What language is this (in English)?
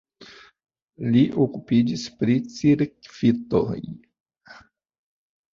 Esperanto